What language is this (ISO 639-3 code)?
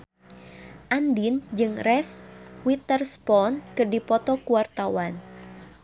sun